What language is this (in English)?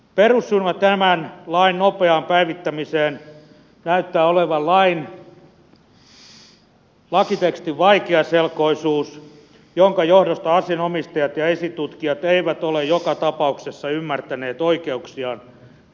Finnish